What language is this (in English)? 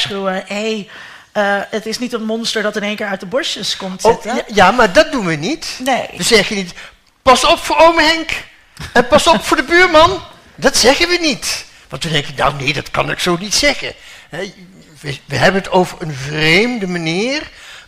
Dutch